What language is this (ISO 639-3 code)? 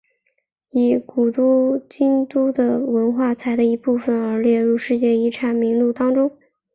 zho